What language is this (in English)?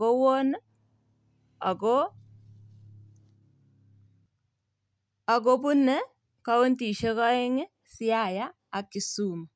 Kalenjin